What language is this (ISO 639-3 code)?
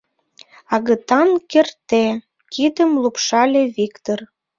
chm